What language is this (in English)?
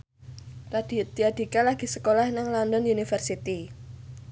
Javanese